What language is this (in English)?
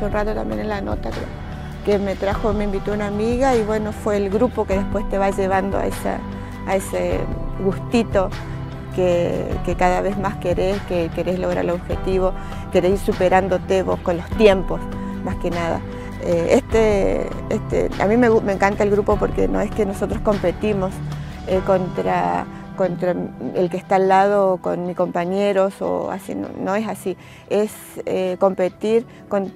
Spanish